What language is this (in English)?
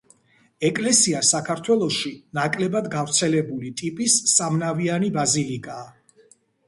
Georgian